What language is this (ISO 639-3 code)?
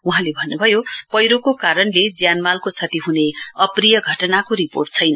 nep